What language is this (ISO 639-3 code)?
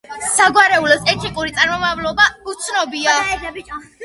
kat